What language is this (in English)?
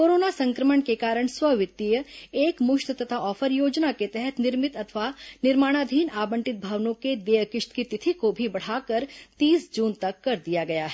Hindi